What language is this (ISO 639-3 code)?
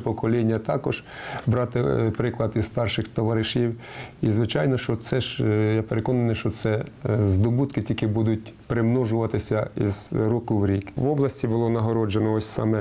ukr